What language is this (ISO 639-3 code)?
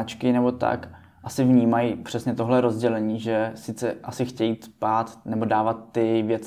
ces